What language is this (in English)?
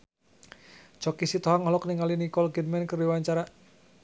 Sundanese